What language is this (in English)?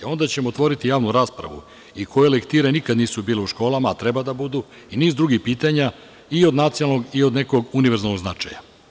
Serbian